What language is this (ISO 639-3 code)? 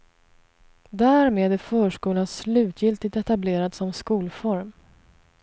swe